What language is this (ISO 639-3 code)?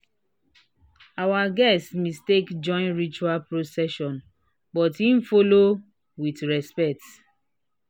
pcm